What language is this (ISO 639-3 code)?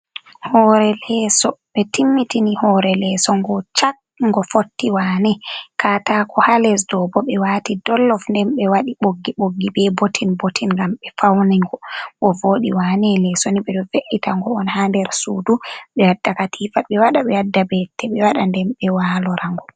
ful